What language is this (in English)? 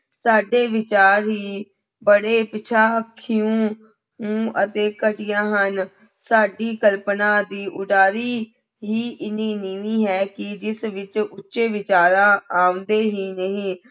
Punjabi